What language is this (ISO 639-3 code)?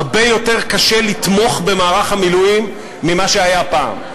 heb